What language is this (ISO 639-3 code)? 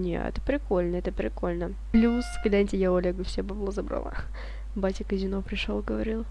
rus